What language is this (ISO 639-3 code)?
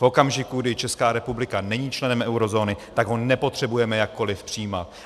ces